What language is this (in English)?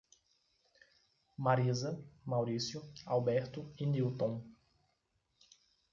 Portuguese